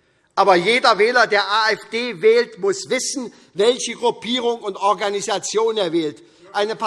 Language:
German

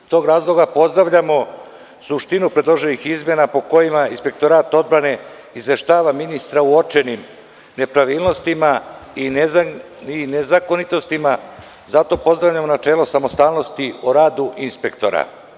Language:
Serbian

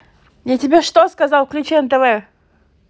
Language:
Russian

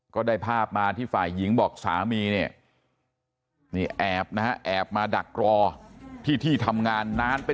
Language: Thai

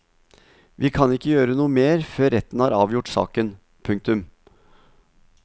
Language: Norwegian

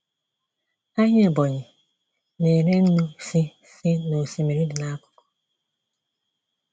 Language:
Igbo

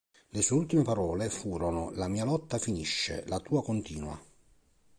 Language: Italian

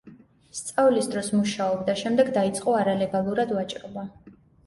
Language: Georgian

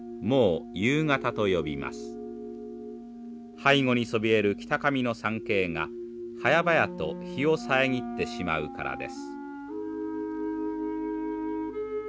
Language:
Japanese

